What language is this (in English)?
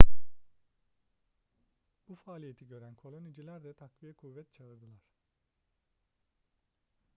Turkish